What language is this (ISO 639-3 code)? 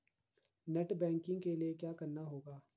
hin